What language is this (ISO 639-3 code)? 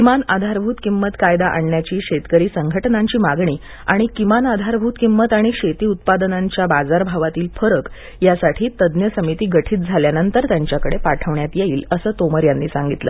mar